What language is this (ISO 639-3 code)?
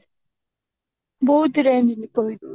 ori